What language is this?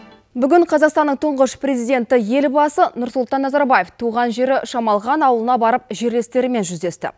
Kazakh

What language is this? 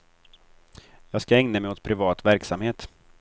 Swedish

